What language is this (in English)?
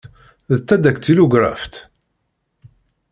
Kabyle